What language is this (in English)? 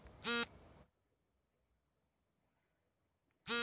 Kannada